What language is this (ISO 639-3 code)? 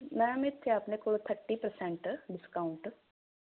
pan